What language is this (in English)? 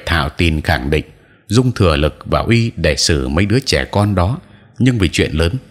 Vietnamese